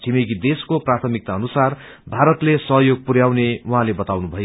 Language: Nepali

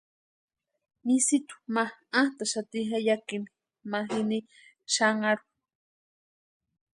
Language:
Western Highland Purepecha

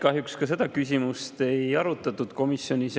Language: Estonian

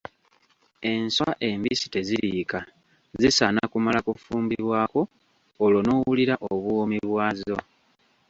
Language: Ganda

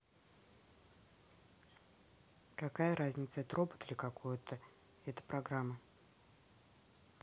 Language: Russian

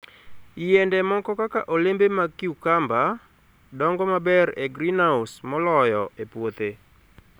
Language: Luo (Kenya and Tanzania)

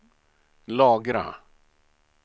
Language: Swedish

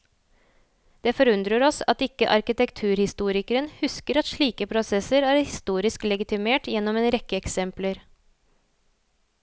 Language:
Norwegian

